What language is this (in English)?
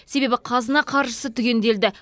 Kazakh